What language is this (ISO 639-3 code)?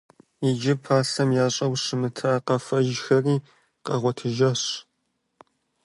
kbd